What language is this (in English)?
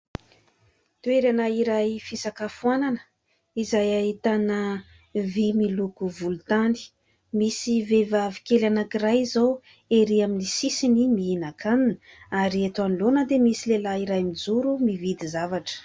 Malagasy